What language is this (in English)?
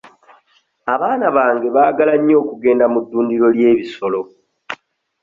Ganda